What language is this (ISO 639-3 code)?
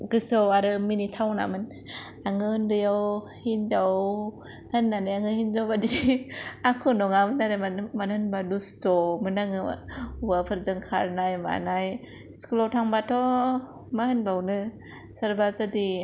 brx